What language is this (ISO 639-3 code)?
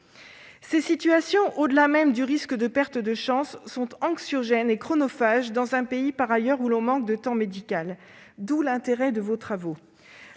fra